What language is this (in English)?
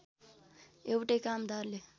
Nepali